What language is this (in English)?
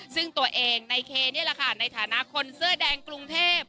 Thai